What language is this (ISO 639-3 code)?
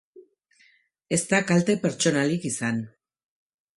eus